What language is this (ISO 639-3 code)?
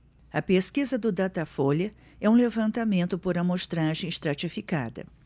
por